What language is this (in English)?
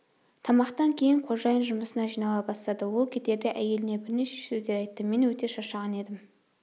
Kazakh